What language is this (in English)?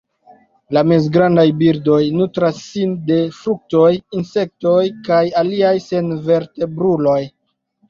Esperanto